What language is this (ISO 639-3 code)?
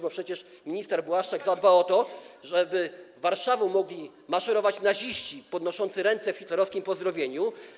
pol